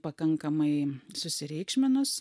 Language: Lithuanian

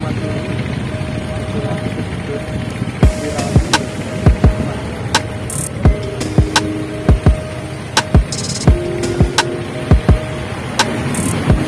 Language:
Indonesian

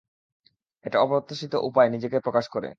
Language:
Bangla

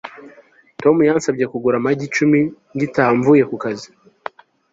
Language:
Kinyarwanda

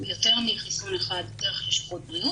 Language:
Hebrew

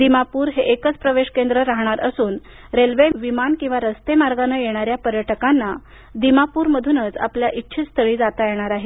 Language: Marathi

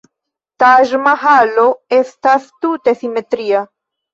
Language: Esperanto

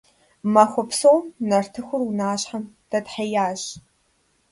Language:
Kabardian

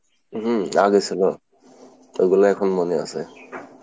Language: Bangla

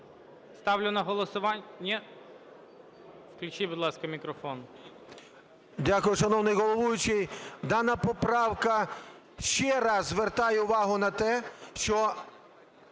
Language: Ukrainian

